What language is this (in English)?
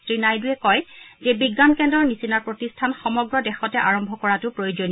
Assamese